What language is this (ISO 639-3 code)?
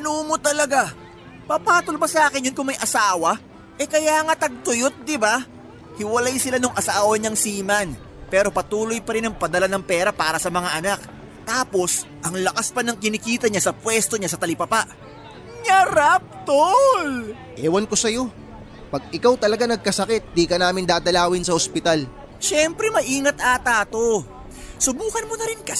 fil